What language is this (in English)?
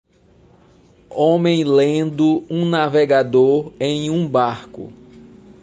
Portuguese